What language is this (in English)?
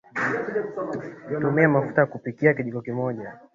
Swahili